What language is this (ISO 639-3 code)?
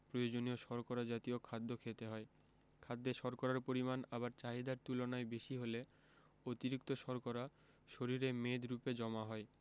ben